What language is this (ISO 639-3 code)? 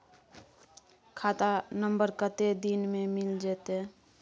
mai